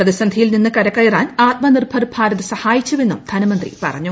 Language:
Malayalam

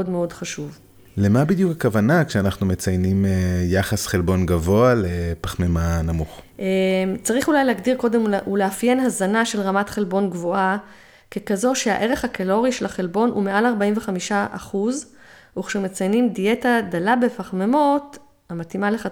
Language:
Hebrew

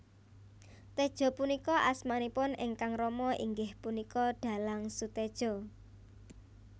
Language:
Javanese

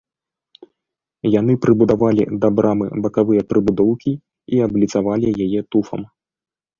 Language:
Belarusian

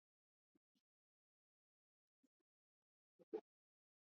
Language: Swahili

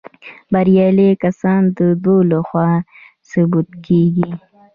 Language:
Pashto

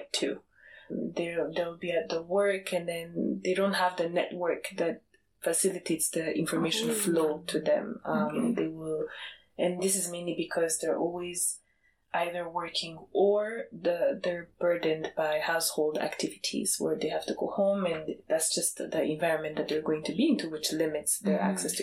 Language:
English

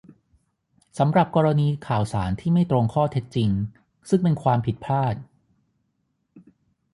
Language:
Thai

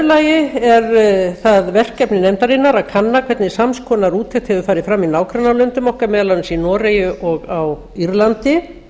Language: Icelandic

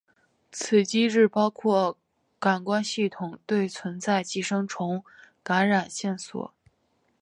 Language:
Chinese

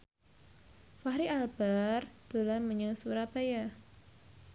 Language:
Javanese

